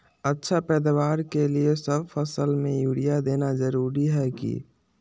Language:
Magahi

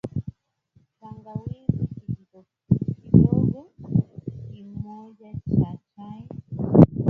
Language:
Swahili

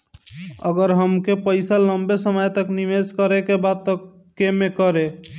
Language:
Bhojpuri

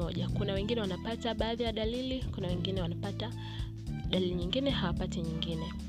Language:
Swahili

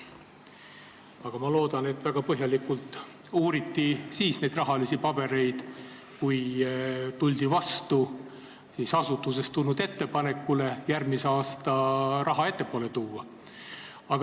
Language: Estonian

